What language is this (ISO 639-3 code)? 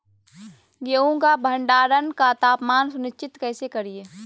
mag